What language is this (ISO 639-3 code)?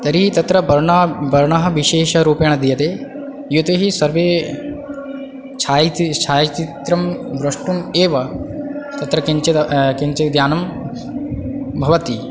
san